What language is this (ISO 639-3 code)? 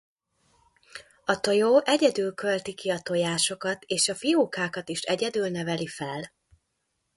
hun